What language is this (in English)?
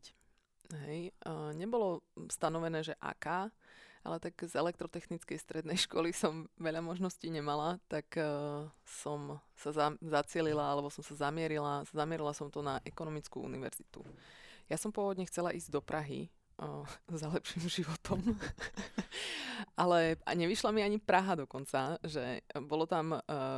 Slovak